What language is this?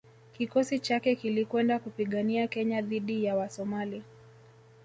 Swahili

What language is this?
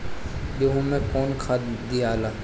Bhojpuri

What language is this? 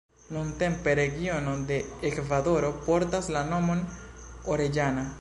Esperanto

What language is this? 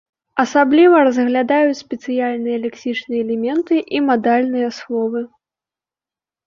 Belarusian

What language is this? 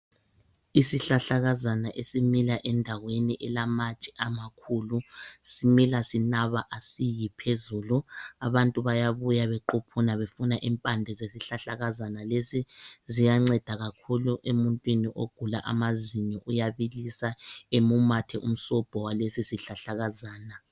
North Ndebele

